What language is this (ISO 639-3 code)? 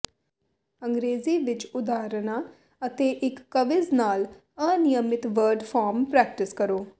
pan